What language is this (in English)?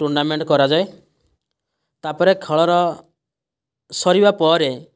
Odia